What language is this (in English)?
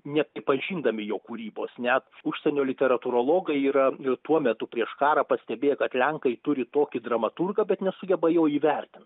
Lithuanian